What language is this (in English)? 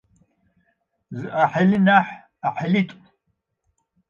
Adyghe